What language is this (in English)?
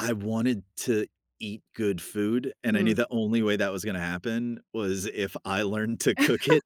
English